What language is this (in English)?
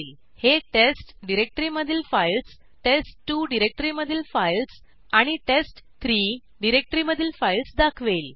Marathi